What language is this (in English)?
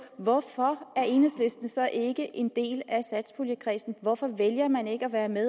Danish